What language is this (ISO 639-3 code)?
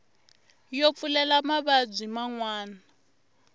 tso